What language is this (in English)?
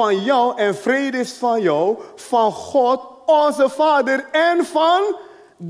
Dutch